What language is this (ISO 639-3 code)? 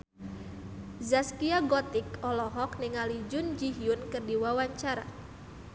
sun